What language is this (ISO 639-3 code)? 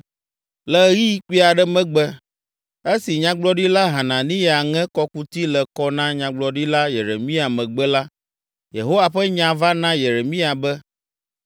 ewe